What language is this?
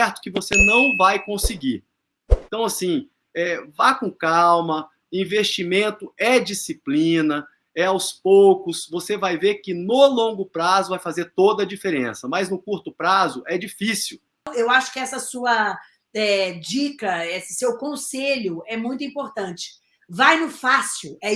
Portuguese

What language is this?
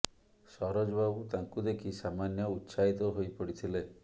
Odia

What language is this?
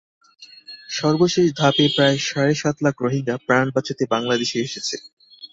Bangla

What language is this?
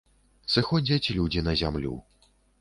Belarusian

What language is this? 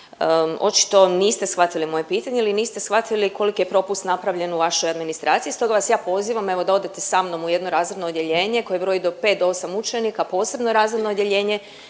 Croatian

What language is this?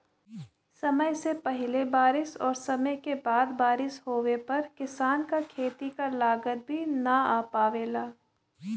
Bhojpuri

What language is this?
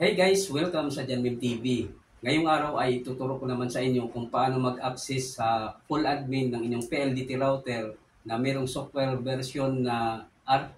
Filipino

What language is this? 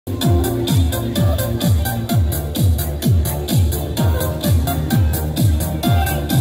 Vietnamese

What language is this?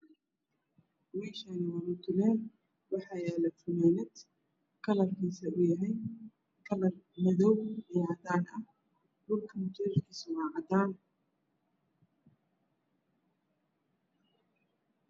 Somali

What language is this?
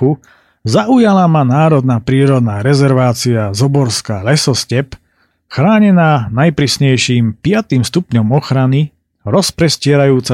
Slovak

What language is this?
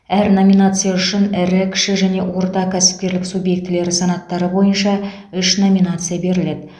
Kazakh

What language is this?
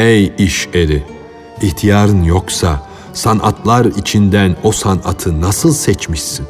Turkish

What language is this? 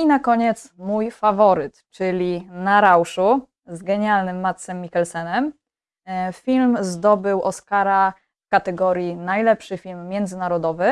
Polish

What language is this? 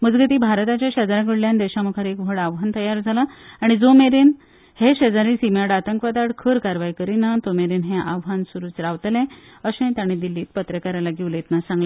Konkani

